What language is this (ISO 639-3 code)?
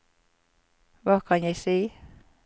nor